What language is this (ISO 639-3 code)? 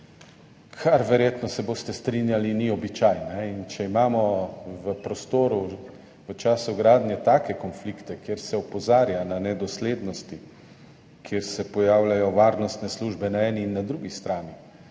slv